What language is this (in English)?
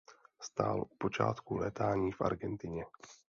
Czech